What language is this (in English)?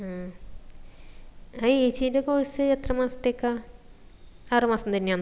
Malayalam